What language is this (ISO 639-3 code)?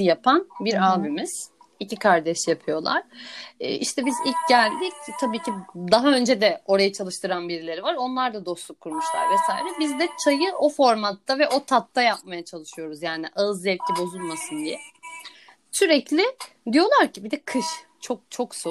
tur